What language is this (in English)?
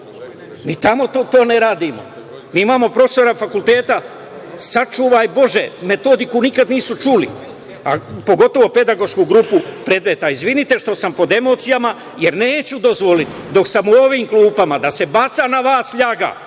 Serbian